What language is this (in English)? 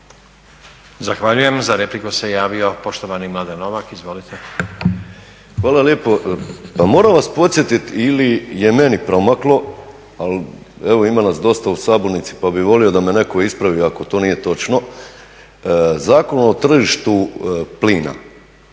Croatian